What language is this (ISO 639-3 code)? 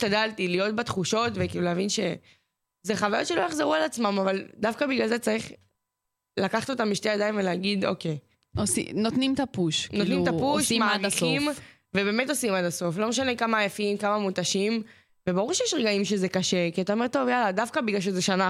heb